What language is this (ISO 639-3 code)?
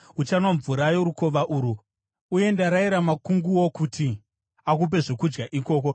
sna